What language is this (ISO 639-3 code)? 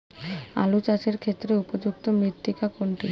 ben